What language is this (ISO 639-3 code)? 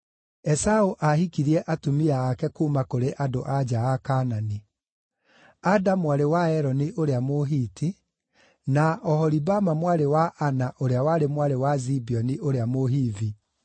kik